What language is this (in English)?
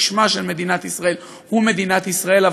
Hebrew